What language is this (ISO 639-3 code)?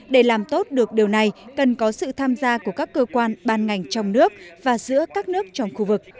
vie